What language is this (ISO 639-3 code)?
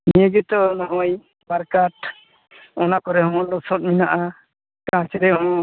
sat